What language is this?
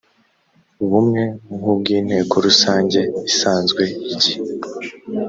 Kinyarwanda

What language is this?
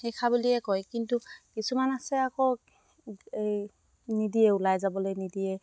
Assamese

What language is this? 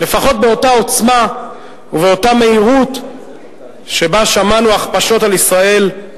Hebrew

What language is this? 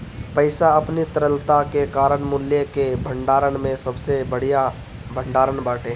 Bhojpuri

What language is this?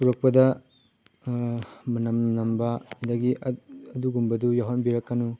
Manipuri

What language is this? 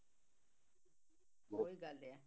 Punjabi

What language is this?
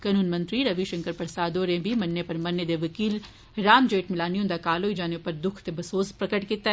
Dogri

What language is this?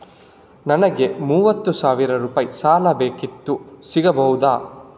Kannada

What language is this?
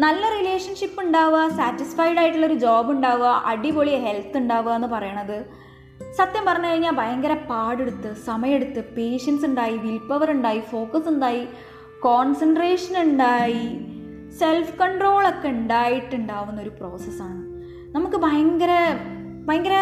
Malayalam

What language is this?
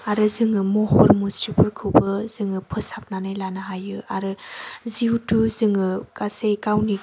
Bodo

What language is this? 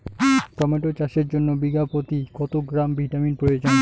Bangla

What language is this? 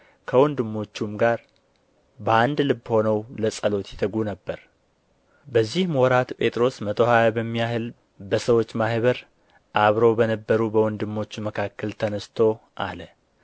Amharic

